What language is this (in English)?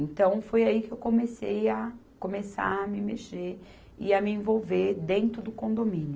Portuguese